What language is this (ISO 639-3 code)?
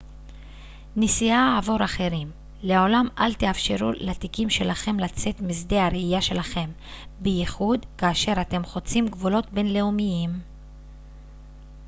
heb